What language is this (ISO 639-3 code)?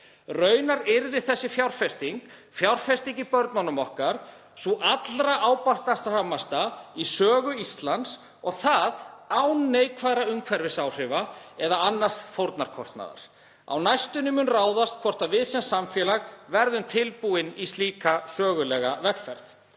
isl